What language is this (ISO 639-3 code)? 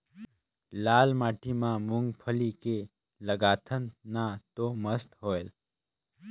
hne